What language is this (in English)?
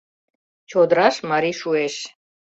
Mari